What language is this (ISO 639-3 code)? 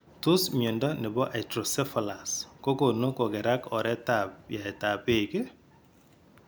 kln